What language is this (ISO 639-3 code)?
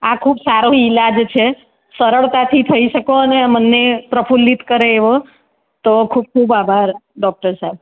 guj